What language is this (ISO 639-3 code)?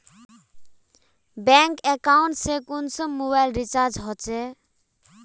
mag